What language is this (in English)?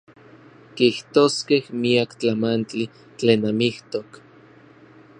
Orizaba Nahuatl